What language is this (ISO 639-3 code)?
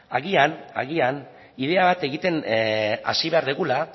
eus